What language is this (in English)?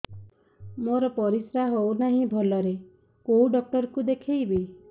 Odia